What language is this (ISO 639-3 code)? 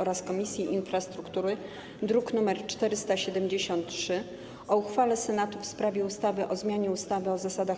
pol